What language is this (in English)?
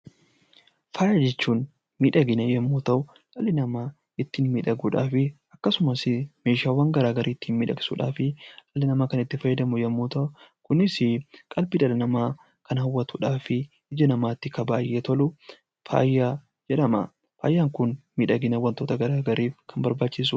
Oromo